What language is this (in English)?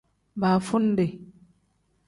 Tem